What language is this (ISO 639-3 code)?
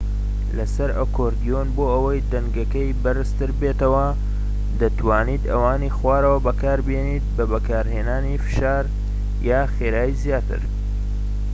ckb